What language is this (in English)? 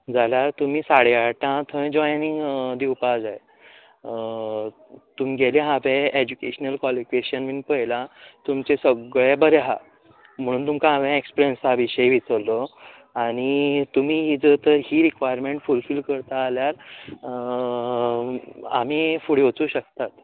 Konkani